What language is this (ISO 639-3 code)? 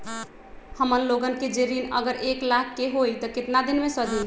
mag